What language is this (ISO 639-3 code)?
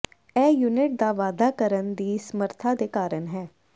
pan